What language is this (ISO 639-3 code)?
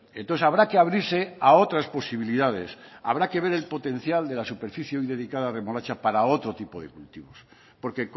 spa